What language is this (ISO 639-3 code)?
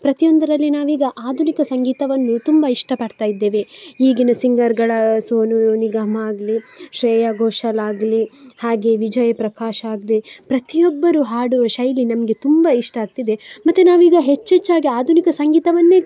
kan